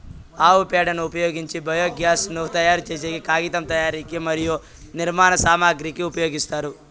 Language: Telugu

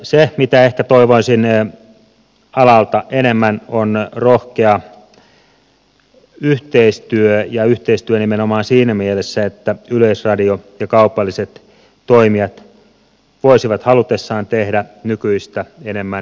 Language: Finnish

